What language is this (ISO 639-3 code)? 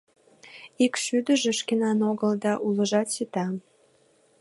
chm